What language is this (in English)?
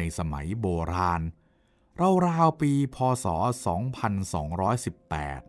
Thai